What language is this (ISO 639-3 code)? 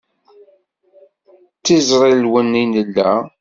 kab